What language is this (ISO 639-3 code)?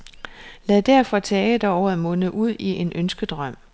dan